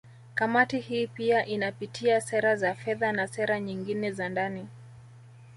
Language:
Swahili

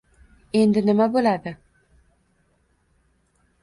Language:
Uzbek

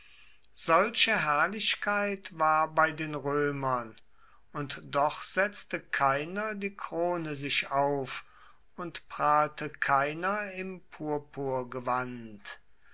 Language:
German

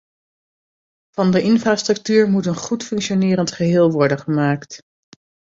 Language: Dutch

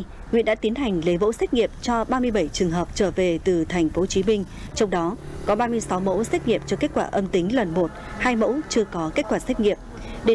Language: Vietnamese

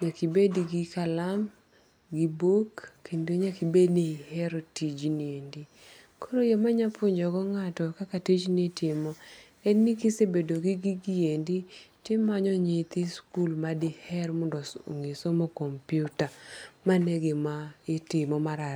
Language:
Luo (Kenya and Tanzania)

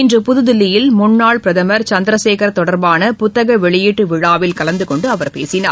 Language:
Tamil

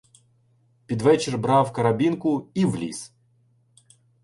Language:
Ukrainian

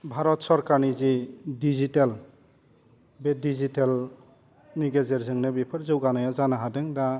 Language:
Bodo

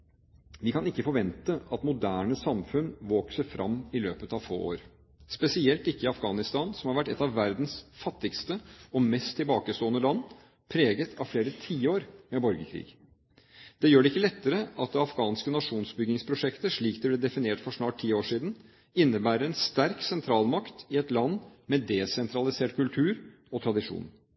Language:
Norwegian Bokmål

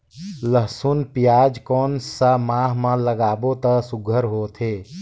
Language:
Chhattisgarhi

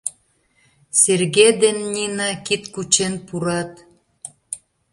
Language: Mari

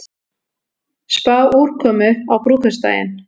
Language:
Icelandic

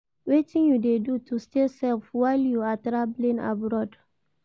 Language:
Nigerian Pidgin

